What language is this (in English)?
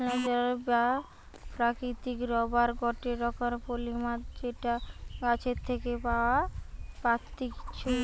Bangla